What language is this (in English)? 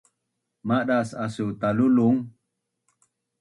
Bunun